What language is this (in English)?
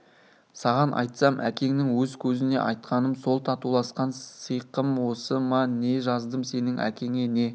Kazakh